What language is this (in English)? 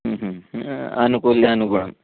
Sanskrit